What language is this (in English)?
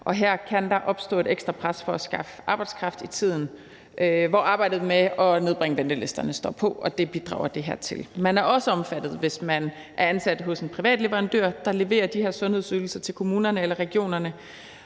Danish